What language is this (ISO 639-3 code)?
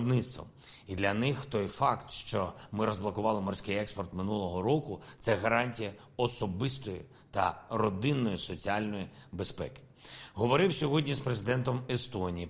ukr